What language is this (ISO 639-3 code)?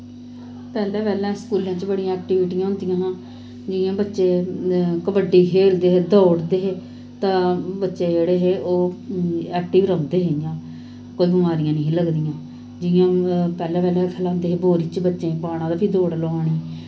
doi